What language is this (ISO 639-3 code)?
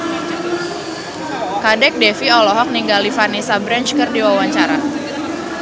sun